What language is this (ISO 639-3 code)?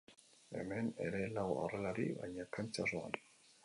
eus